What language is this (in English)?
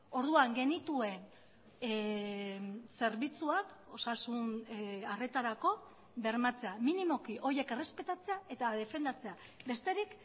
Basque